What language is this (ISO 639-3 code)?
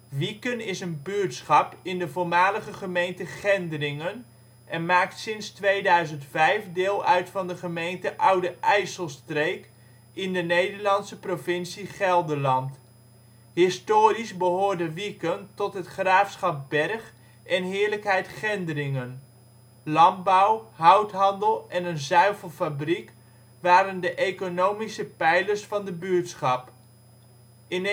nld